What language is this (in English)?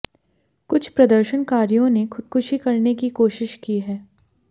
Hindi